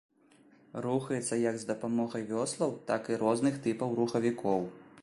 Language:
Belarusian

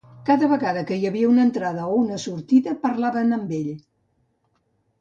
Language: Catalan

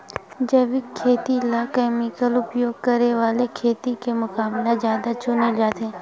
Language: Chhattisgarhi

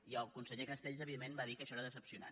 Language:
Catalan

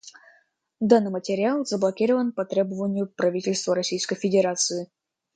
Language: Russian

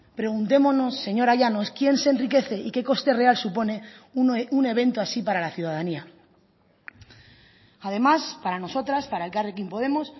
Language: Spanish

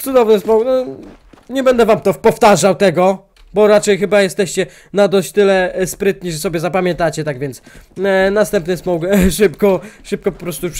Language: Polish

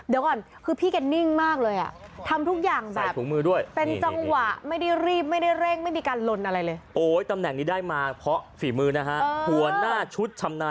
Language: Thai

